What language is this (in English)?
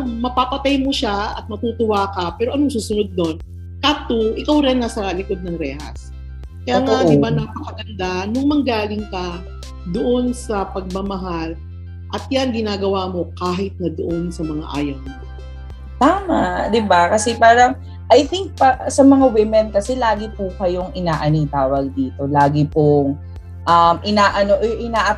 Filipino